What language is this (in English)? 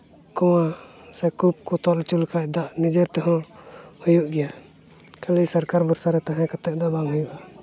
Santali